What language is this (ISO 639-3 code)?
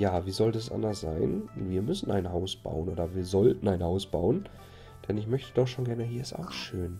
deu